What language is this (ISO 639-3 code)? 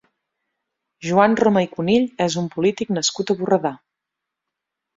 cat